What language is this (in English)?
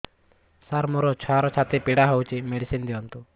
Odia